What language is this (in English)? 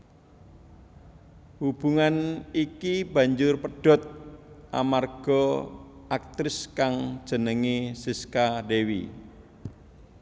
Javanese